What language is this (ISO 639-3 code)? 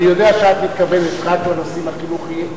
heb